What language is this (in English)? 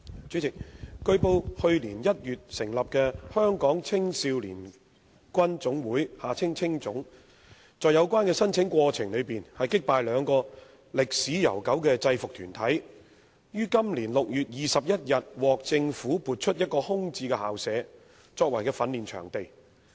Cantonese